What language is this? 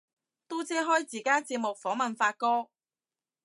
Cantonese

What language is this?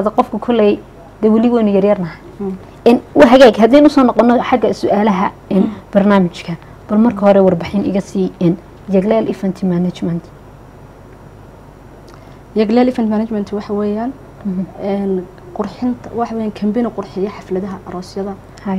Arabic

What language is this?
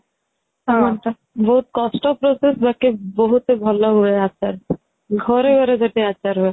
Odia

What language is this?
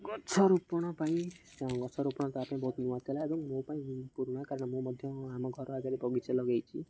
Odia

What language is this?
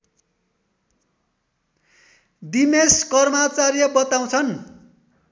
Nepali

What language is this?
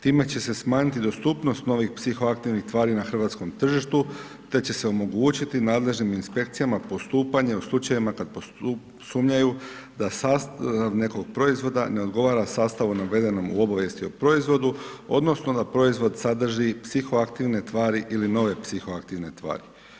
Croatian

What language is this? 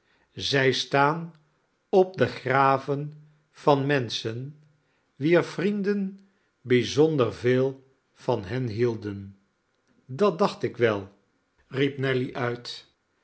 Dutch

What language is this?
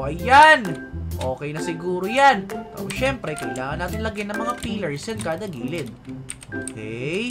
Filipino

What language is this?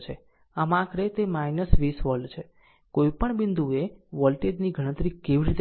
Gujarati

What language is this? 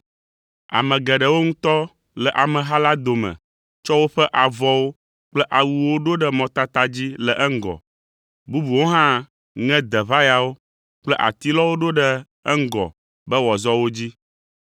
Ewe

